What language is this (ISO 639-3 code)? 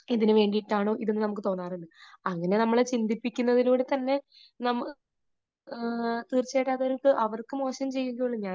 mal